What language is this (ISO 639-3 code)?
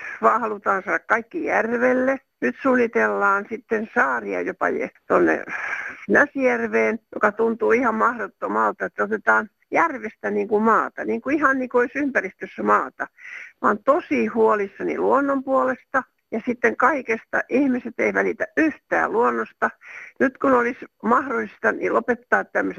fin